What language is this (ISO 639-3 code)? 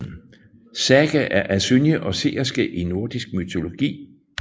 dan